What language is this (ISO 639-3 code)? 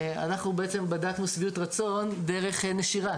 heb